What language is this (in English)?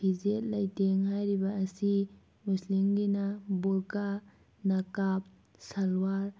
Manipuri